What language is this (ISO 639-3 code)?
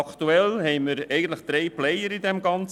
gsw